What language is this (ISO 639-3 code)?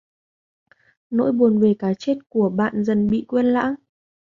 vie